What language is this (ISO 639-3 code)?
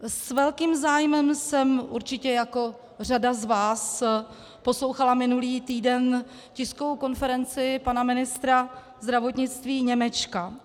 ces